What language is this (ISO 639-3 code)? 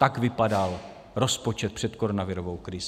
ces